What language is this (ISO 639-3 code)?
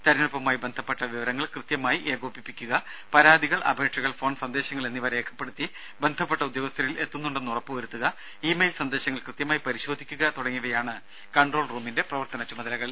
mal